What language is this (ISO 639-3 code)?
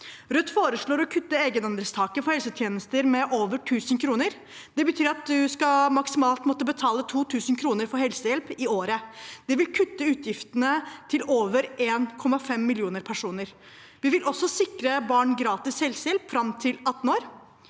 nor